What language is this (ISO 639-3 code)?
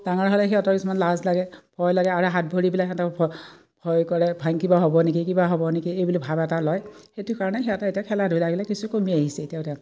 asm